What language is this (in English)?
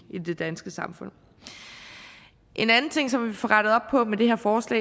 Danish